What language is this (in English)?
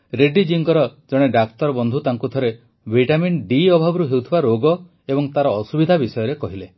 Odia